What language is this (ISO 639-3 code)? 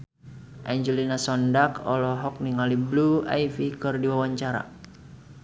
sun